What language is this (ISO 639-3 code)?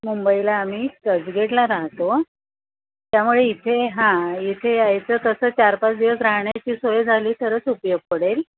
mar